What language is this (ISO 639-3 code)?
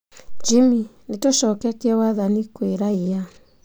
kik